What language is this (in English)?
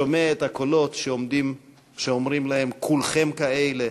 Hebrew